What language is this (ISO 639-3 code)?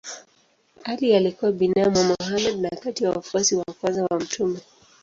swa